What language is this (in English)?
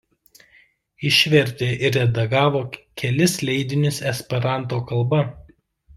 Lithuanian